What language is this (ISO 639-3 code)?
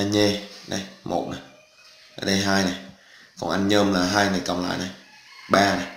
vie